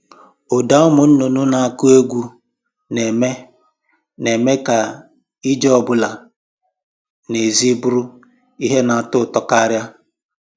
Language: Igbo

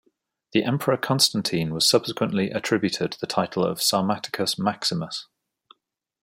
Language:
English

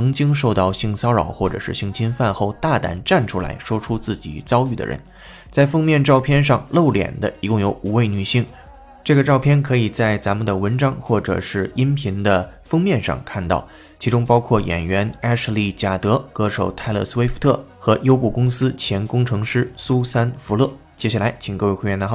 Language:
Chinese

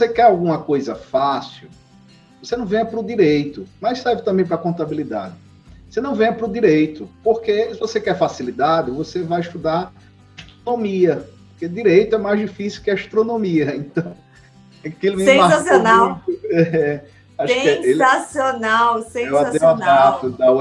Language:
Portuguese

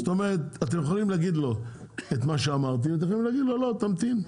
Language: Hebrew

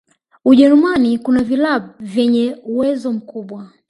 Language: Swahili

